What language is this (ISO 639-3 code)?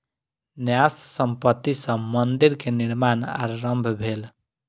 mai